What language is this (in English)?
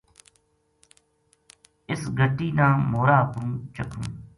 Gujari